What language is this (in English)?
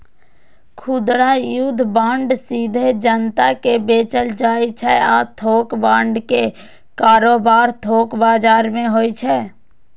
Maithili